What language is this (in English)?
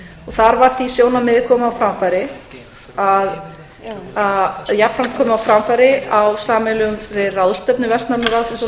Icelandic